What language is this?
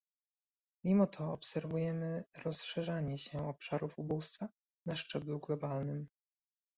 Polish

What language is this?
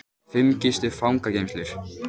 Icelandic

